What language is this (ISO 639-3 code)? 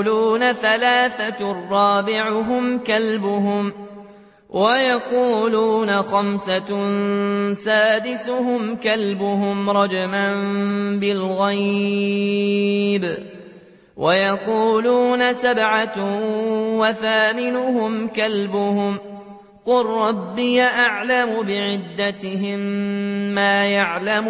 ara